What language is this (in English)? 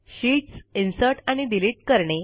Marathi